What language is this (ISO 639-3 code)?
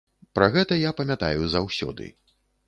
bel